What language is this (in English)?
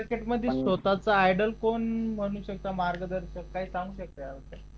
Marathi